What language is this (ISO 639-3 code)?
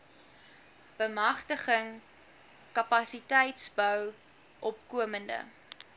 afr